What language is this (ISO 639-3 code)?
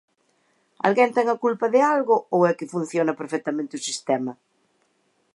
glg